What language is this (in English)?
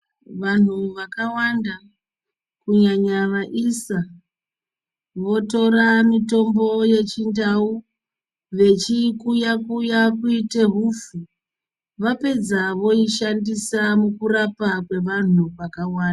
Ndau